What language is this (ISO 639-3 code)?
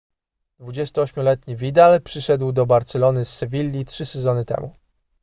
pol